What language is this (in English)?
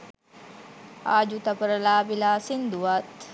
Sinhala